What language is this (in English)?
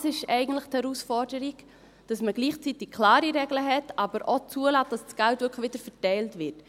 Swiss German